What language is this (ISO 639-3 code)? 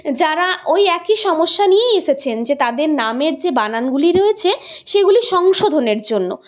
ben